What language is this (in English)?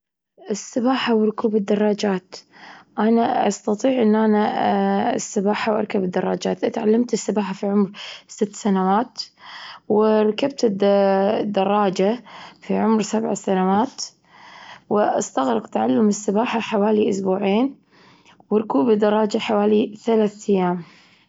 Gulf Arabic